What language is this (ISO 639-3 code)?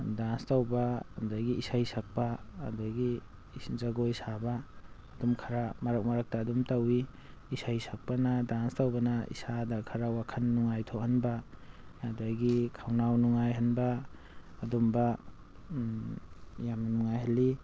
mni